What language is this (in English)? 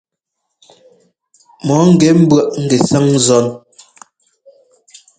Ngomba